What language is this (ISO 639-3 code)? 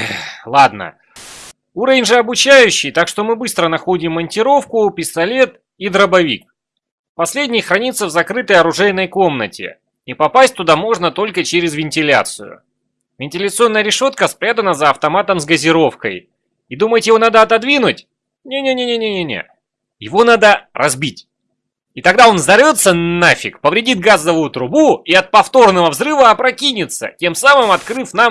rus